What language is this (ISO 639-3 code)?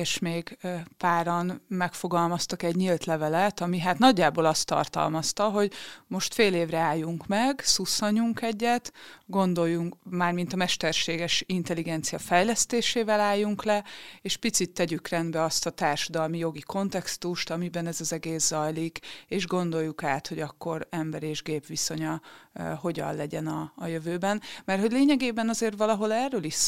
hun